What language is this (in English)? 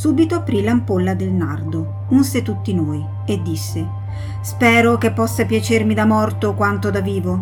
Italian